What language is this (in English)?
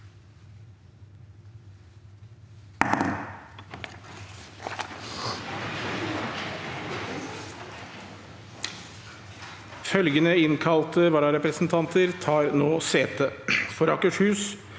Norwegian